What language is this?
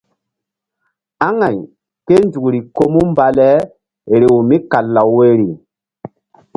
Mbum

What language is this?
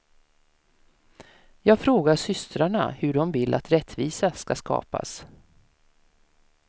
Swedish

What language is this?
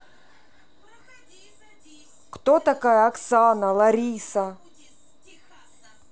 Russian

